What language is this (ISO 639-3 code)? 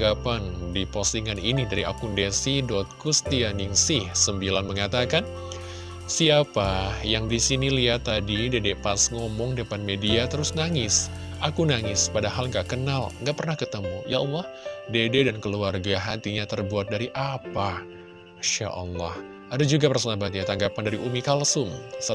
ind